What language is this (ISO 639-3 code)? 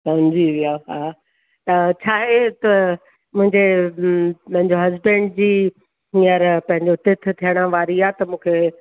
snd